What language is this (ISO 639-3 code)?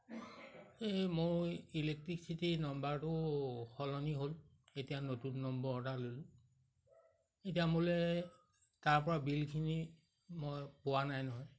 asm